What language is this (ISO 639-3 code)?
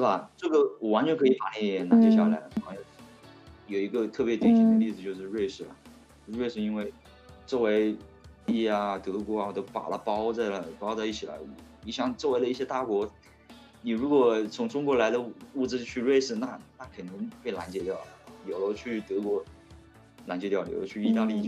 zho